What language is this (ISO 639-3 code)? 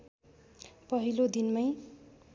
nep